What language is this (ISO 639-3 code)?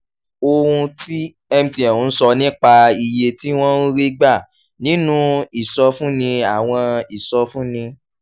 yor